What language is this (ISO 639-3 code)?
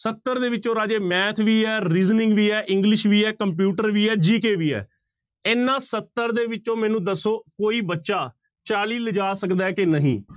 pan